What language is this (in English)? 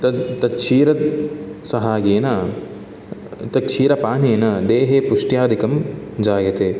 Sanskrit